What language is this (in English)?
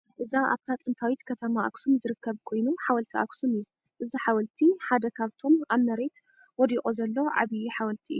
Tigrinya